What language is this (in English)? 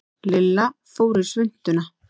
Icelandic